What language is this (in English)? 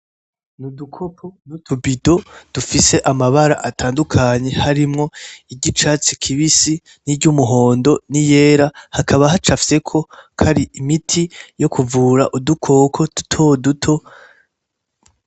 Rundi